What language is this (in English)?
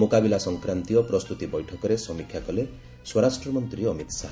Odia